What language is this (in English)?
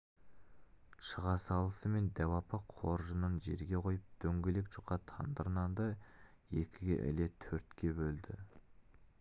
Kazakh